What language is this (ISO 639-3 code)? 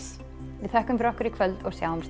isl